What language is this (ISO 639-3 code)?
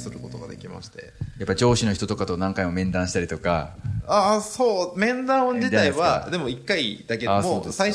jpn